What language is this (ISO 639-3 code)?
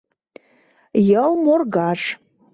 chm